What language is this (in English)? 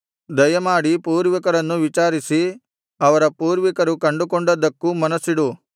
Kannada